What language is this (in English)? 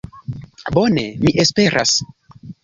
Esperanto